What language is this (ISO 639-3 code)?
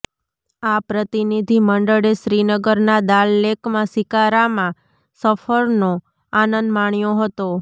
guj